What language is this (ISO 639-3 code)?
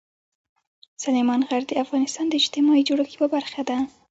pus